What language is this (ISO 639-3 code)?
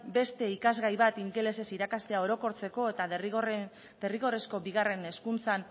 eus